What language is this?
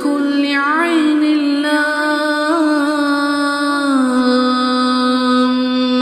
Arabic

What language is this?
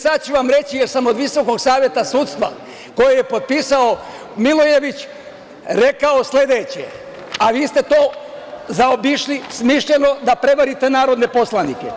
Serbian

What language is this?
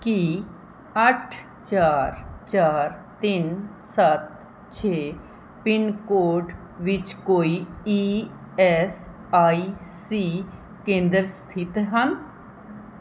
Punjabi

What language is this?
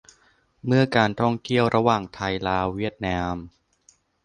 Thai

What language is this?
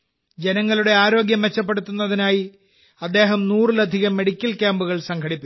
Malayalam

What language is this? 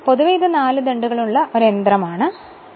Malayalam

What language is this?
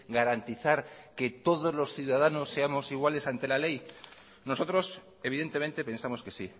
Spanish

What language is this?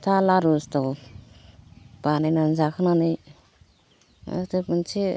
Bodo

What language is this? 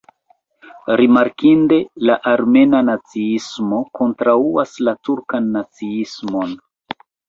Esperanto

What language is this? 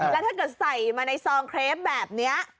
Thai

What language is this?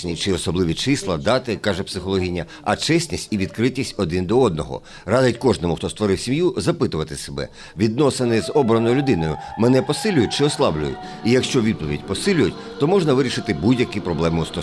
Ukrainian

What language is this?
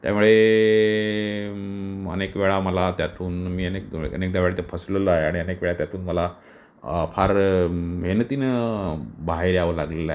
Marathi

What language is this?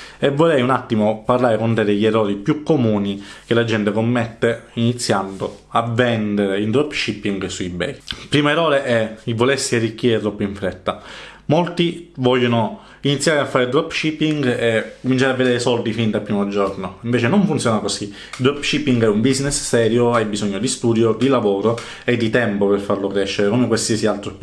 Italian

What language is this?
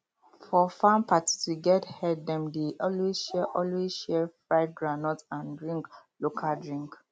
Nigerian Pidgin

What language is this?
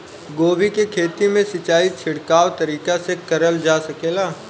Bhojpuri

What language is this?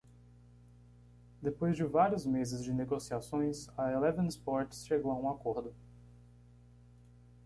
Portuguese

